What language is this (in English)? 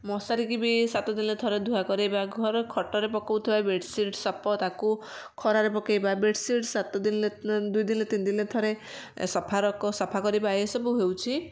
Odia